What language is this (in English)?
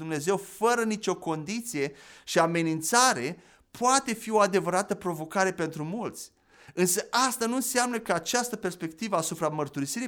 Romanian